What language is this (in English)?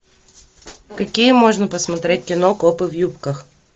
Russian